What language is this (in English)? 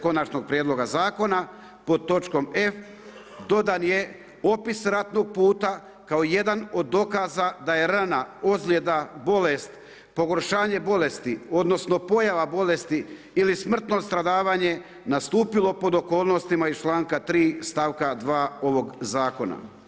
Croatian